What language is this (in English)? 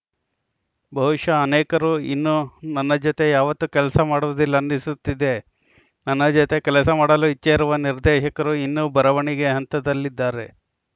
Kannada